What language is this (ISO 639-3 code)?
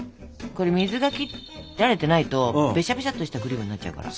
jpn